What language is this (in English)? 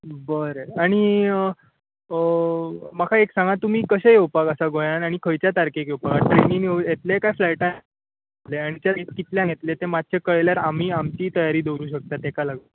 Konkani